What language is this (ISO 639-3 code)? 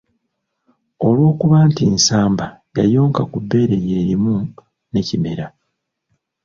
lug